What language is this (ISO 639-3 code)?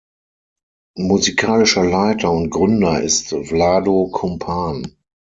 deu